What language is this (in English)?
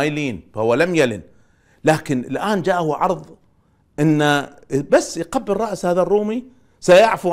Arabic